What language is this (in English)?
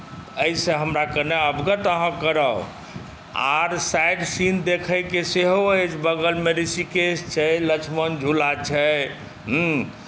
Maithili